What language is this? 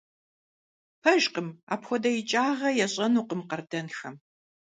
Kabardian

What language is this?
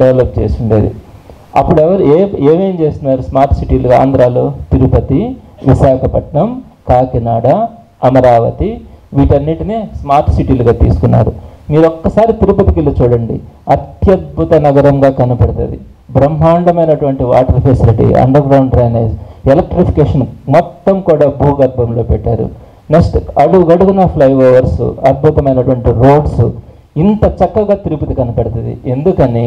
Telugu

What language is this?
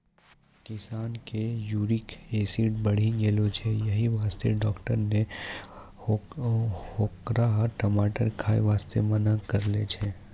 Maithili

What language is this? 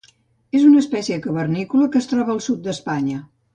Catalan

